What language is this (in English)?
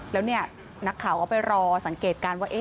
Thai